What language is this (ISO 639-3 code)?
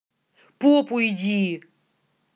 rus